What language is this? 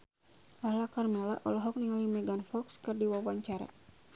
Sundanese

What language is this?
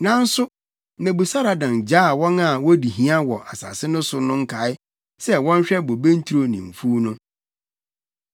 Akan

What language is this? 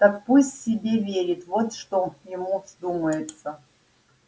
Russian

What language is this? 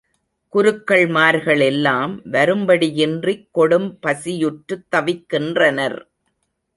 Tamil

